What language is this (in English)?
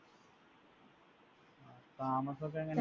Malayalam